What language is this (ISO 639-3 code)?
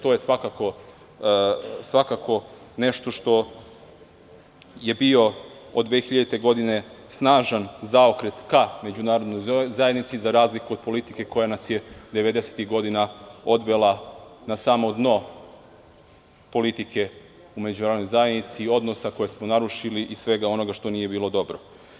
srp